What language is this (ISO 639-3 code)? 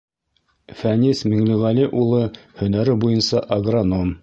bak